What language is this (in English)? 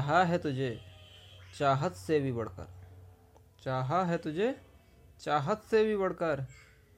Hindi